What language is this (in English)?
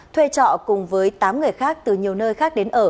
Vietnamese